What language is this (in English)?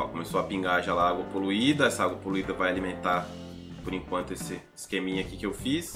Portuguese